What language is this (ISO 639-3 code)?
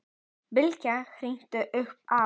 isl